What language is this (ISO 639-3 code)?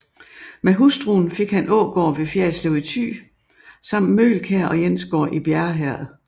dan